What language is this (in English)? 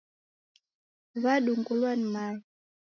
Taita